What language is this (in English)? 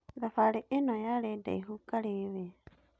Kikuyu